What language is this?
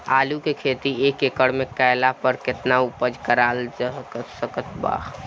Bhojpuri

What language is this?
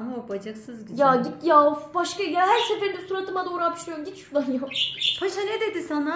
Turkish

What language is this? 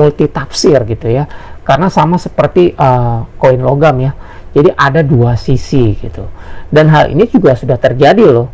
Indonesian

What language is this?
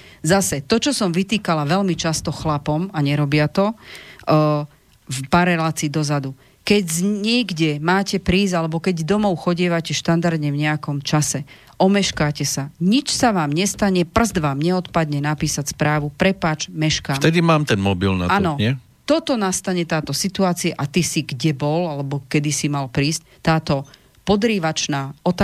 Slovak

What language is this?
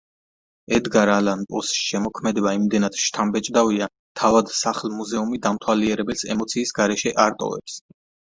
Georgian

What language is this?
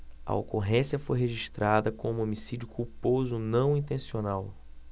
Portuguese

